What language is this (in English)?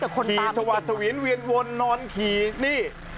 Thai